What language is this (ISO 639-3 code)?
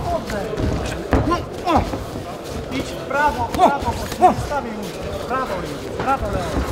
pol